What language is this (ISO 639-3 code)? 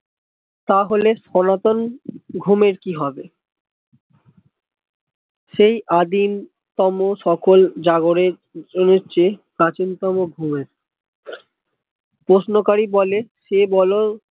ben